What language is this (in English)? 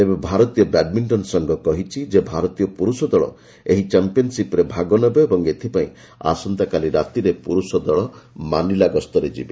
Odia